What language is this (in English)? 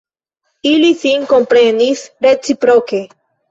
Esperanto